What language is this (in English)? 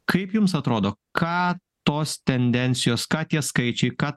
Lithuanian